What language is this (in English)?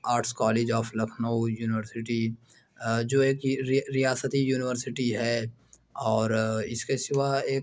Urdu